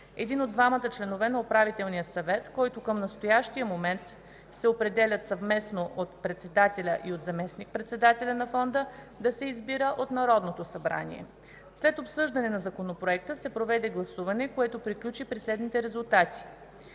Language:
Bulgarian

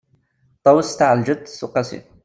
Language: Kabyle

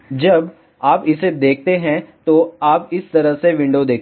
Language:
Hindi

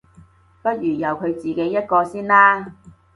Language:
Cantonese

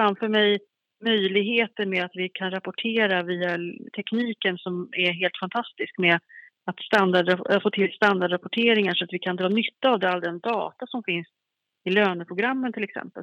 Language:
Swedish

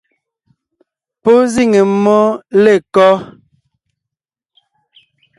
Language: Ngiemboon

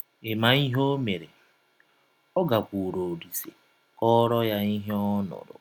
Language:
Igbo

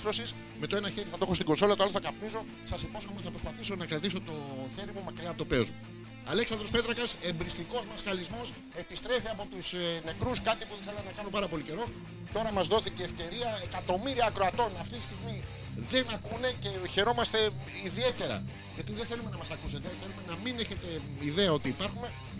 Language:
Greek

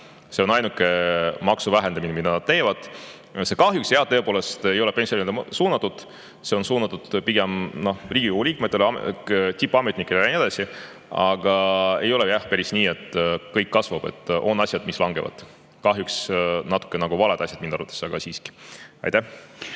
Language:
Estonian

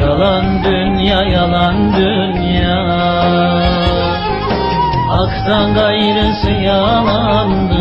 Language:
Turkish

